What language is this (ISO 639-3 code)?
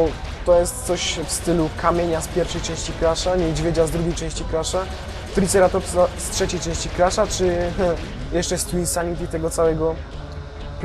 pol